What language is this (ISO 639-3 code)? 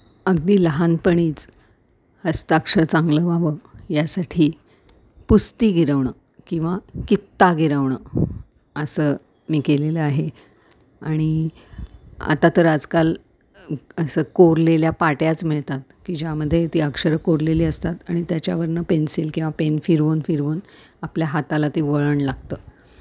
mar